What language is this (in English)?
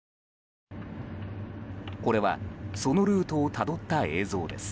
Japanese